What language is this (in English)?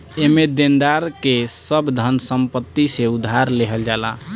Bhojpuri